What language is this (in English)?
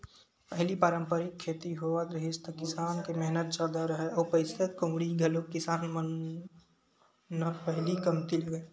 Chhattisgarhi